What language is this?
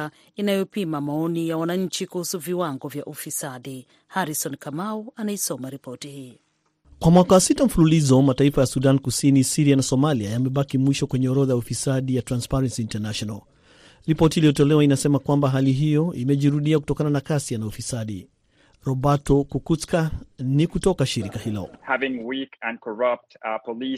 Swahili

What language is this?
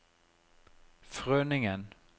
Norwegian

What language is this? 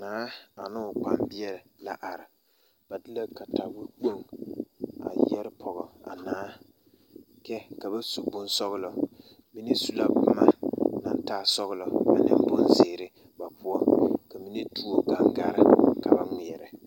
Southern Dagaare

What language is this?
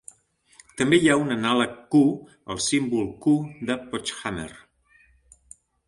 Catalan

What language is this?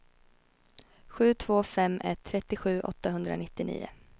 Swedish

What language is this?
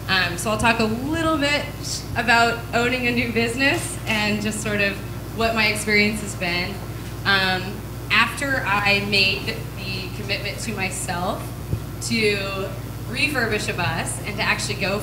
English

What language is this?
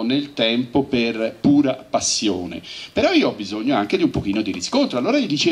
Italian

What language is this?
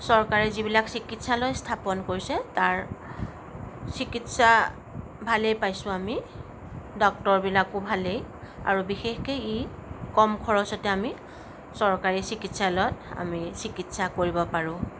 Assamese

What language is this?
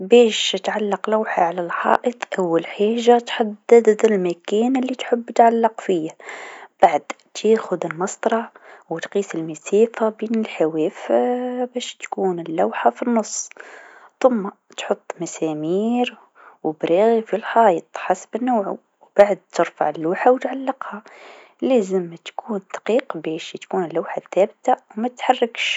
Tunisian Arabic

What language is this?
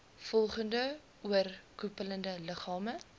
Afrikaans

